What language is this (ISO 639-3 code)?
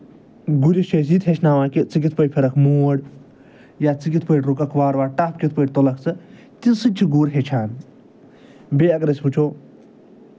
kas